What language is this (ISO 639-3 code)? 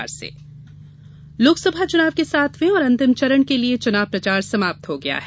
hin